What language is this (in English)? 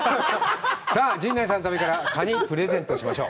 Japanese